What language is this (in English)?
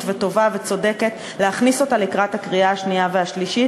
Hebrew